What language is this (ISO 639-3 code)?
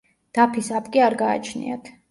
kat